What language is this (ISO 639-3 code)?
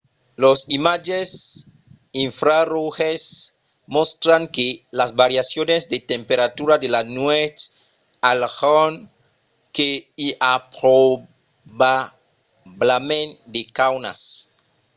oci